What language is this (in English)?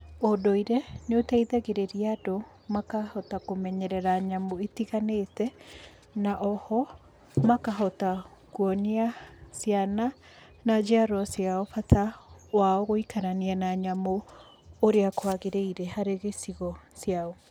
Kikuyu